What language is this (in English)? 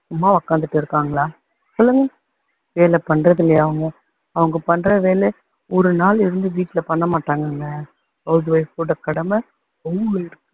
Tamil